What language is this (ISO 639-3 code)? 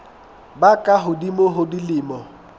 sot